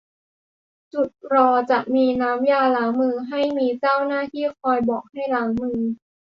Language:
Thai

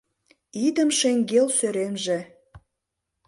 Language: Mari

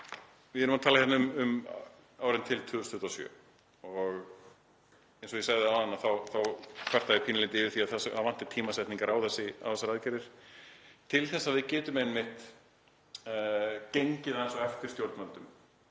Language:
Icelandic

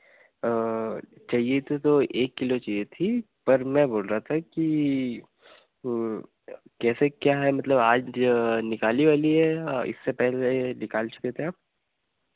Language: Hindi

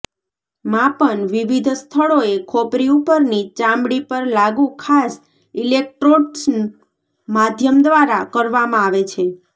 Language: Gujarati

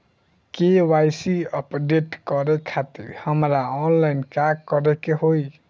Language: Bhojpuri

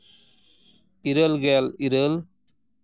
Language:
Santali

